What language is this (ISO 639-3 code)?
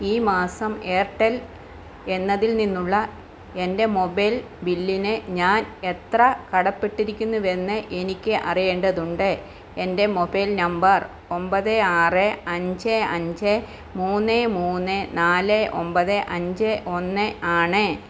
mal